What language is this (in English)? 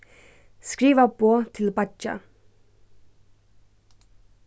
Faroese